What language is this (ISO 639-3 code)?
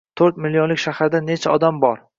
uzb